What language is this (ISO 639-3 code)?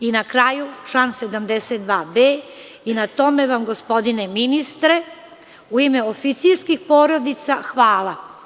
srp